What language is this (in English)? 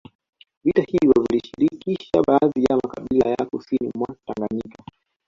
Swahili